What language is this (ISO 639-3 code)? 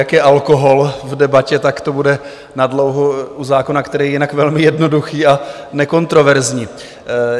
ces